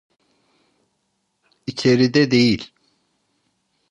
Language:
Turkish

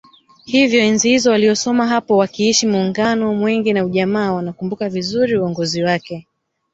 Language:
Swahili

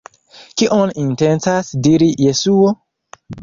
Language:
Esperanto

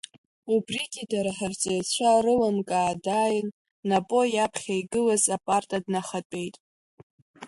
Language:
Abkhazian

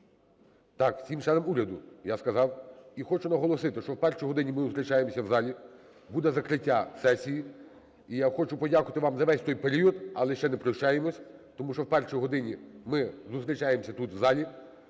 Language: Ukrainian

